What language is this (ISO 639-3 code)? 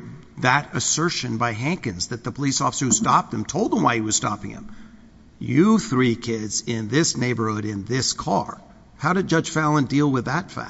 eng